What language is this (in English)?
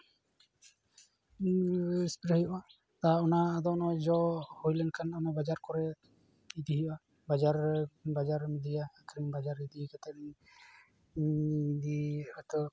Santali